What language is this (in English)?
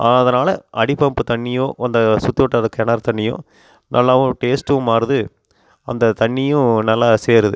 Tamil